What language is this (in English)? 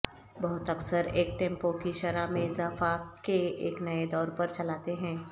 Urdu